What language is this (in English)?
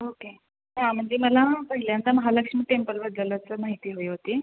Marathi